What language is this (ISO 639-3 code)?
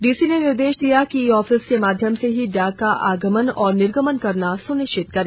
hin